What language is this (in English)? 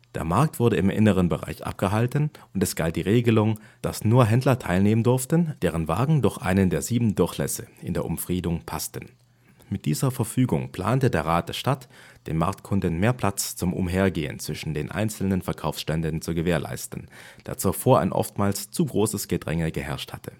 German